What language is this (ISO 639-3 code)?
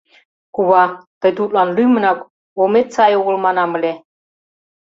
chm